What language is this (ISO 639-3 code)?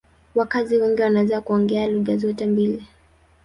swa